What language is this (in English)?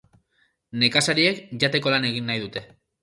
Basque